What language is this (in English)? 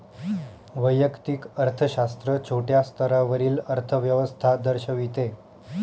Marathi